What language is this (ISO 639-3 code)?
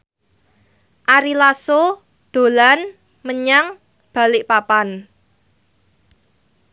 jav